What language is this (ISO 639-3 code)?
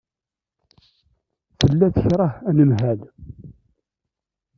kab